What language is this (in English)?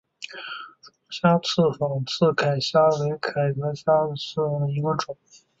Chinese